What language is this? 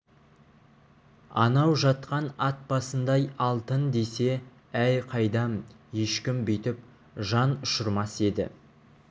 Kazakh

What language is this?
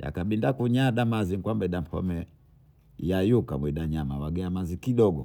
Bondei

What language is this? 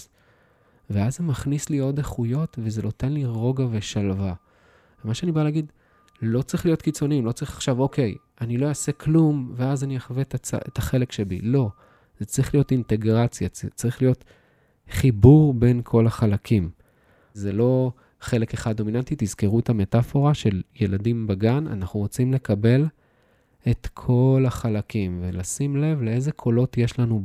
Hebrew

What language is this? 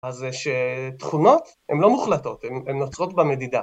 Hebrew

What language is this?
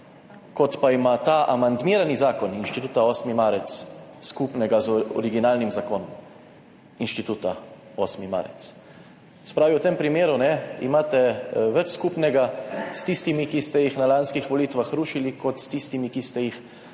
Slovenian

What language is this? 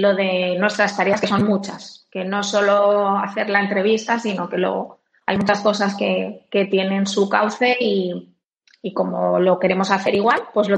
Spanish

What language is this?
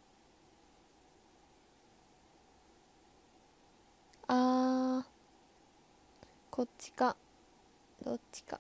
Japanese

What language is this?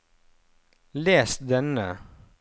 Norwegian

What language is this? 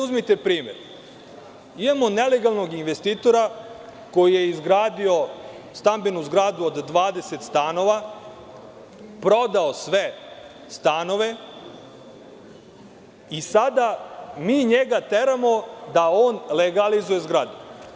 Serbian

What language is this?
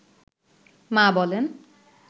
Bangla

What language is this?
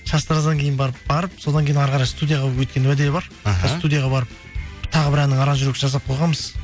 Kazakh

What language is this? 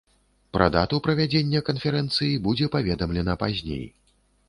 Belarusian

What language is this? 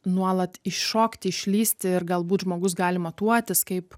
Lithuanian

